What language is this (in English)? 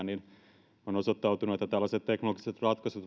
Finnish